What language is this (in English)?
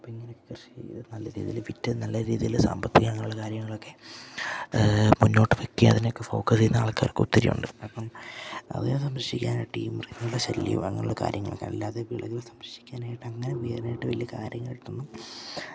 Malayalam